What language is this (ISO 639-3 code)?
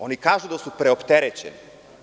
srp